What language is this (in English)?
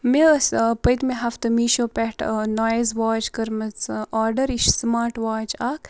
Kashmiri